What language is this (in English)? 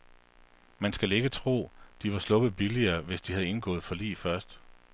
Danish